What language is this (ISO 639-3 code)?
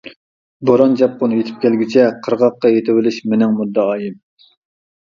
uig